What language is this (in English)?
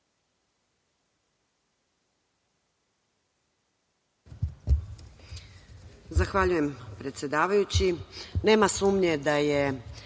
Serbian